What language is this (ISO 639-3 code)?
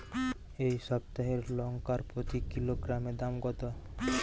ben